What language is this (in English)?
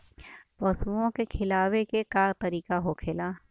Bhojpuri